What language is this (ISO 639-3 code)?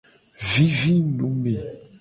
gej